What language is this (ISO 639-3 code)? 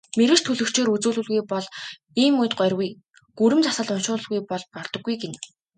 mon